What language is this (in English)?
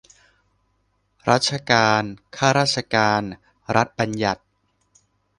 Thai